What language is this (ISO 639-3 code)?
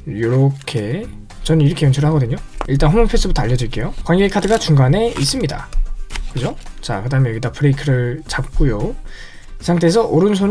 kor